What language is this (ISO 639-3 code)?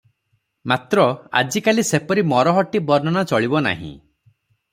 ori